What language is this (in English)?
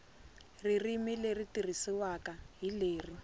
Tsonga